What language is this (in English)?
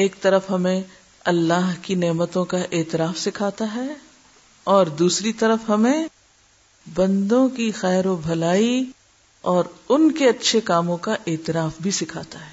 Urdu